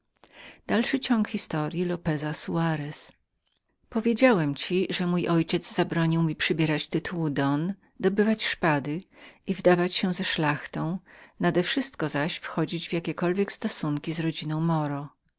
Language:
Polish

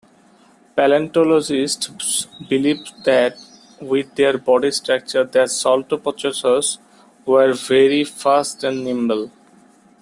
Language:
English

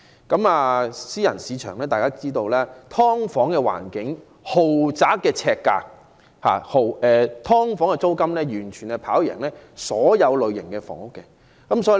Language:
Cantonese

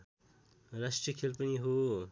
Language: Nepali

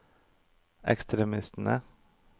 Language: Norwegian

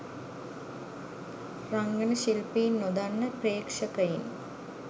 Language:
Sinhala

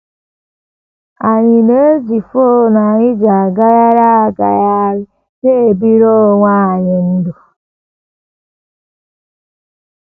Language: Igbo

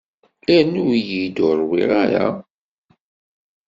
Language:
Kabyle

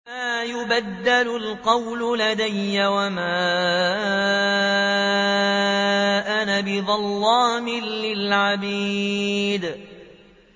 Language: Arabic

